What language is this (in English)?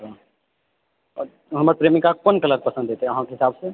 Maithili